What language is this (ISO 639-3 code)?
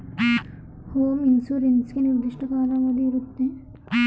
kan